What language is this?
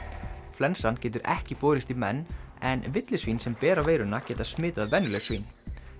Icelandic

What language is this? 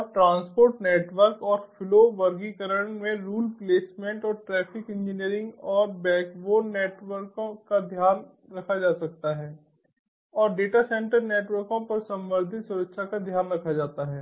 Hindi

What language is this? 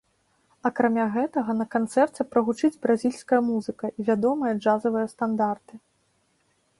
Belarusian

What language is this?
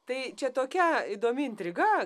Lithuanian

